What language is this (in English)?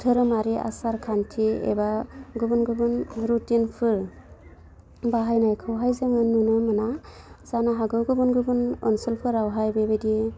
Bodo